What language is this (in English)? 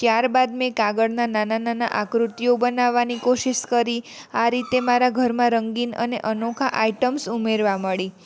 Gujarati